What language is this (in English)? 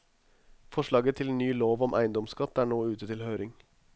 Norwegian